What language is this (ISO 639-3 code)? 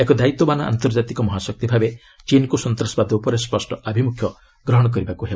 ori